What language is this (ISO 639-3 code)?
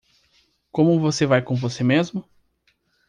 por